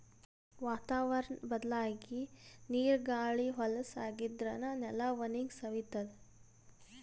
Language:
Kannada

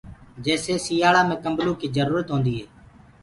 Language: Gurgula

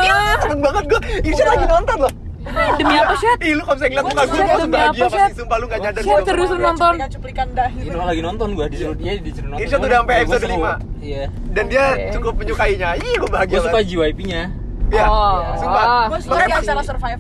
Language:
Indonesian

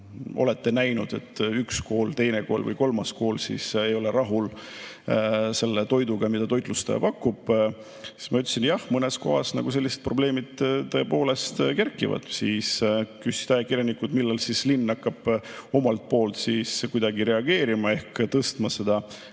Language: Estonian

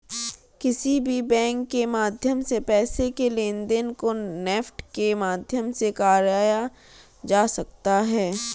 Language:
Hindi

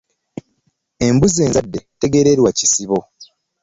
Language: Ganda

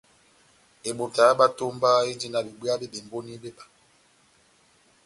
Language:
Batanga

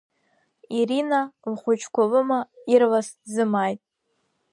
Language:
Abkhazian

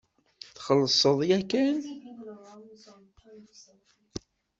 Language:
Kabyle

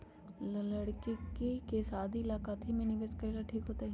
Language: Magahi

